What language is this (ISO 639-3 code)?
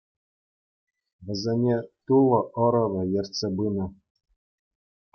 chv